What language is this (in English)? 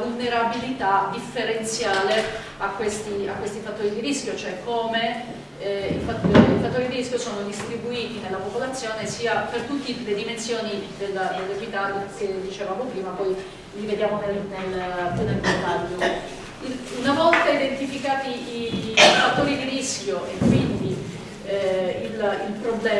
Italian